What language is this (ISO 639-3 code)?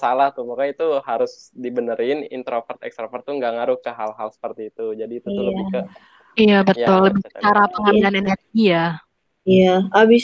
ind